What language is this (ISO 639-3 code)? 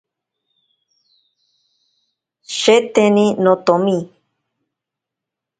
prq